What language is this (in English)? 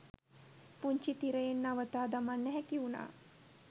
Sinhala